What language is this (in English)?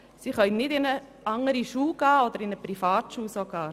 Swiss German